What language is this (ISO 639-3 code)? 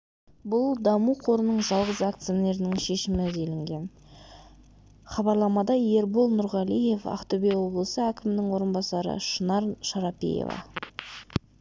kaz